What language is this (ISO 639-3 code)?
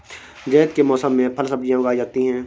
hin